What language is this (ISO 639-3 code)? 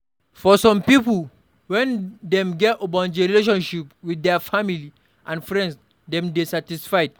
pcm